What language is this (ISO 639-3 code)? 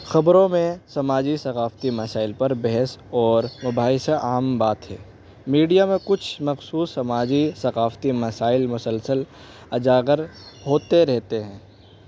urd